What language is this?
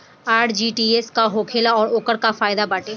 Bhojpuri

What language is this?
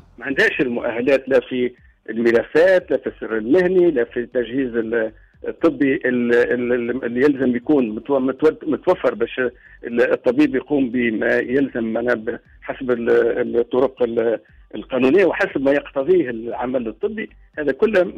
Arabic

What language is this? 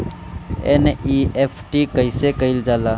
Bhojpuri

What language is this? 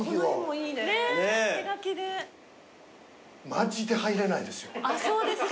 Japanese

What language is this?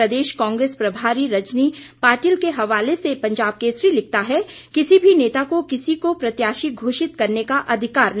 Hindi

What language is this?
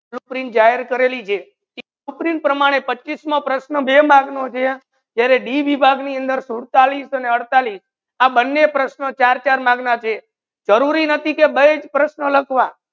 Gujarati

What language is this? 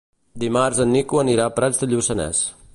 Catalan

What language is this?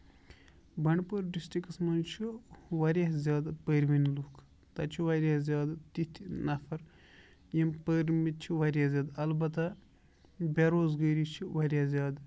Kashmiri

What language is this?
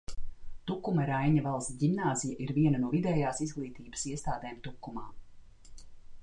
Latvian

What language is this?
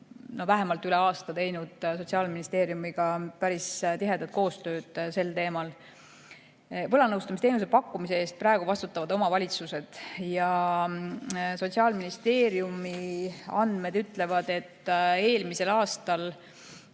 Estonian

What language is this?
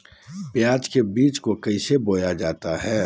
Magahi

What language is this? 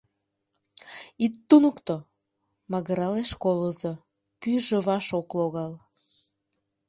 Mari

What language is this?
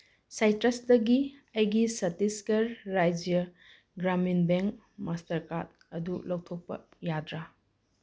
Manipuri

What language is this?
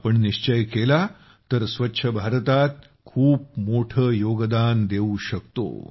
Marathi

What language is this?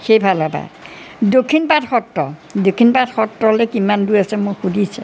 Assamese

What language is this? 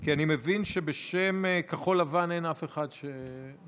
Hebrew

